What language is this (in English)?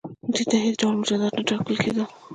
Pashto